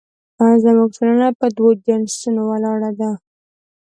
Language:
Pashto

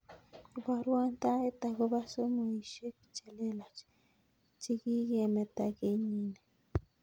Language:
Kalenjin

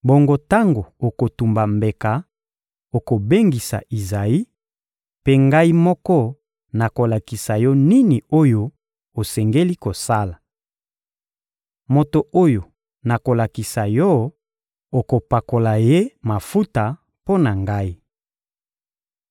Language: Lingala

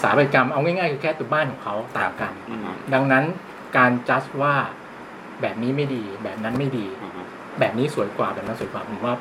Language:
Thai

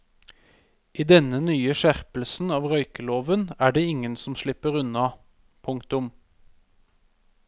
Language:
Norwegian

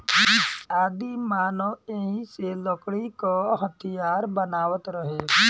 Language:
Bhojpuri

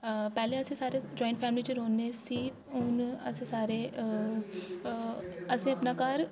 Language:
Dogri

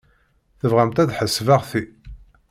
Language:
Kabyle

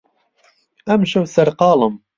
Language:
Central Kurdish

